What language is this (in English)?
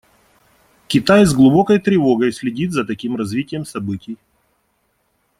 Russian